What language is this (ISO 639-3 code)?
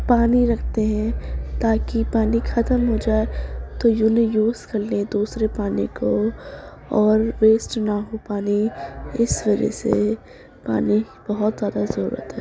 urd